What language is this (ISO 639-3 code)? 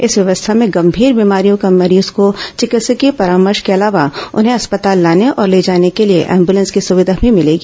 hin